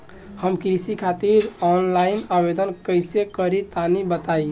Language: Bhojpuri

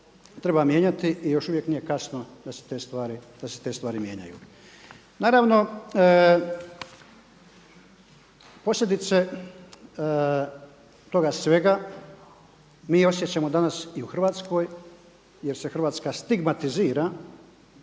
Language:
Croatian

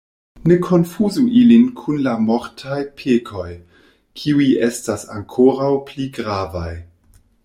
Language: Esperanto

